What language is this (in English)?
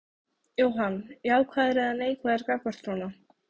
Icelandic